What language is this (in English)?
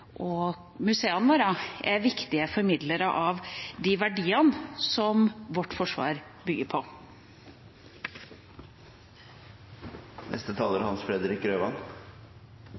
Norwegian Bokmål